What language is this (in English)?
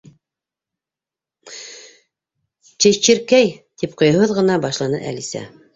Bashkir